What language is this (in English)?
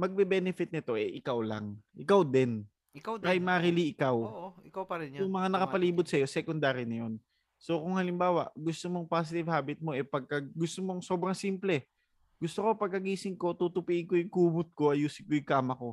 Filipino